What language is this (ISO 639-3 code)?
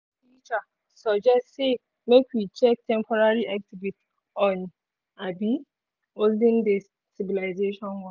pcm